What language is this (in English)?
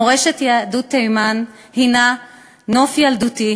Hebrew